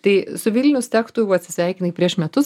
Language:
Lithuanian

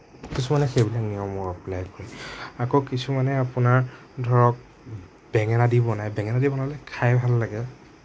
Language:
Assamese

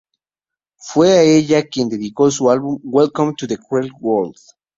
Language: Spanish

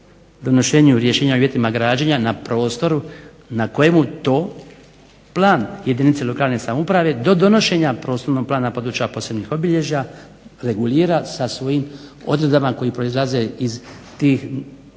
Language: Croatian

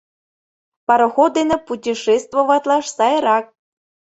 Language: Mari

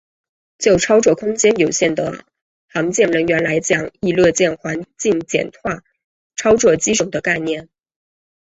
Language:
Chinese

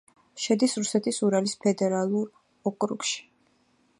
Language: Georgian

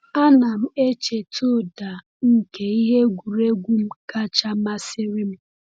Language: Igbo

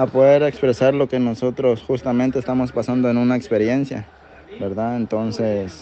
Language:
Spanish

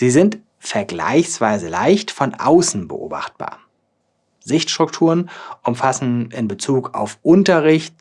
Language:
German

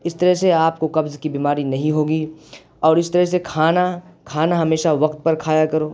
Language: Urdu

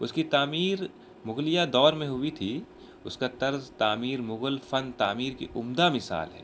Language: Urdu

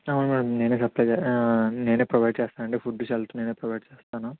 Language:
Telugu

